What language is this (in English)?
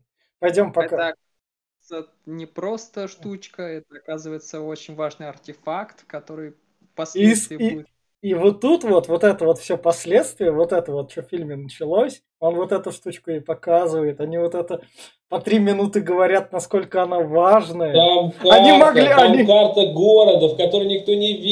Russian